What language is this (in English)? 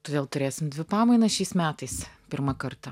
Lithuanian